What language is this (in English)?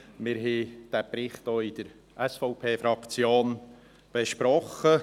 Swiss German